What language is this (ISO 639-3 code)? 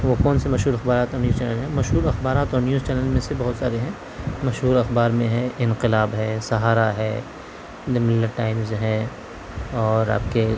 urd